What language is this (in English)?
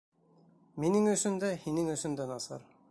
Bashkir